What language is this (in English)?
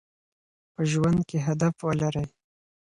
Pashto